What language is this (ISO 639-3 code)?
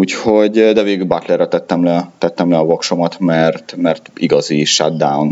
hun